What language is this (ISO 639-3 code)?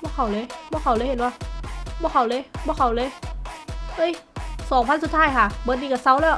tha